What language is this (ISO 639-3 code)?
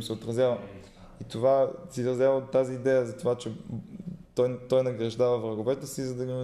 bul